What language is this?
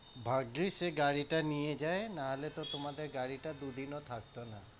Bangla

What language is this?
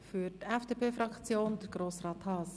Swiss German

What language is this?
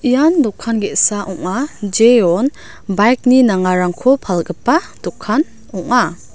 Garo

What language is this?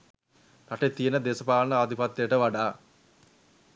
Sinhala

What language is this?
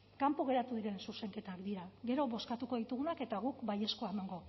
Basque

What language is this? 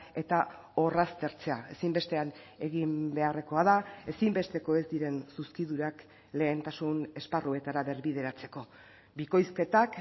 Basque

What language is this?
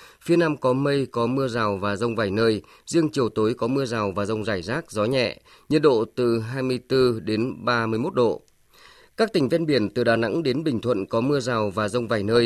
Vietnamese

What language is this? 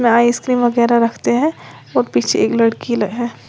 Hindi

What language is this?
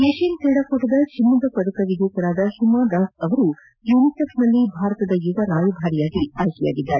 Kannada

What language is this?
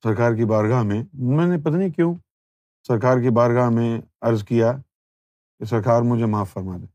Urdu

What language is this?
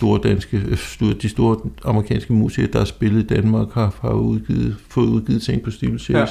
Danish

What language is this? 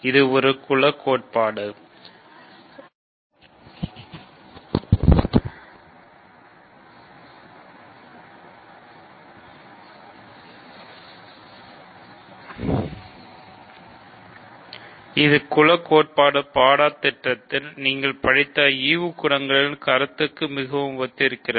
Tamil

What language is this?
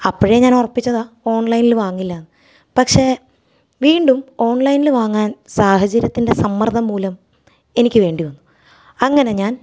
Malayalam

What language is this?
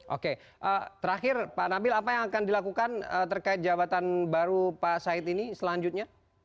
Indonesian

